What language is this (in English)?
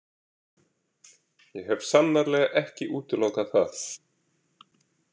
Icelandic